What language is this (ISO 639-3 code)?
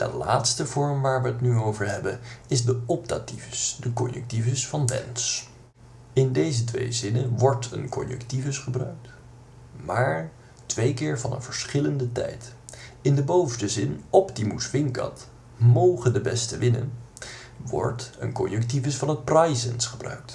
nld